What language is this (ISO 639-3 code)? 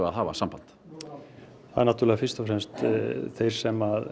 isl